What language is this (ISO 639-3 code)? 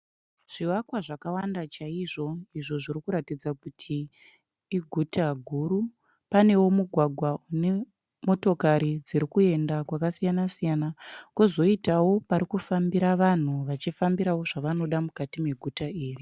sna